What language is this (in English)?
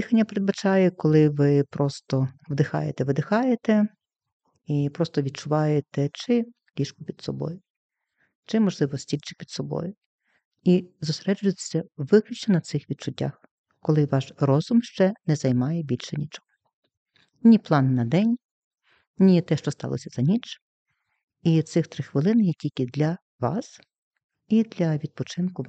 Ukrainian